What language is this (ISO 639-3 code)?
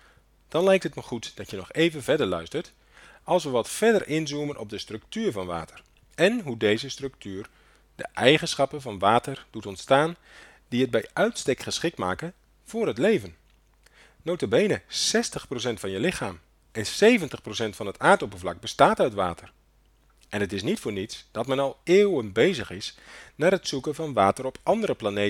nld